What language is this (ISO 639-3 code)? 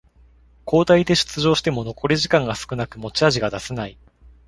jpn